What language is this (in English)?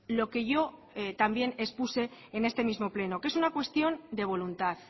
Spanish